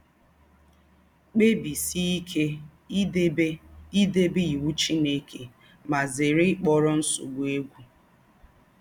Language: Igbo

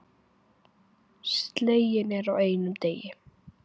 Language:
Icelandic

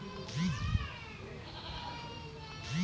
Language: Bangla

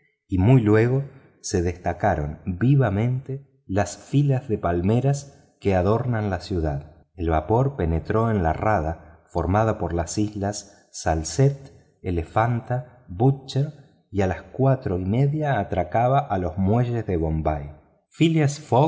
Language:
Spanish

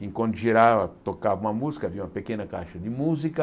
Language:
Portuguese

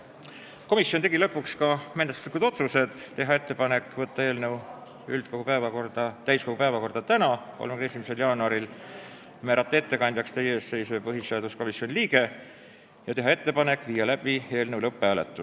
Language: Estonian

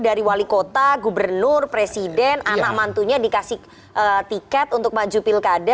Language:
Indonesian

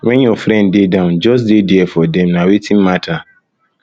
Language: Nigerian Pidgin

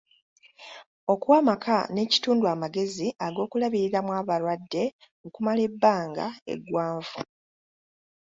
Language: Ganda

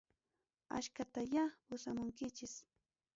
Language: Ayacucho Quechua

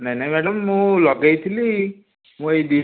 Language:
Odia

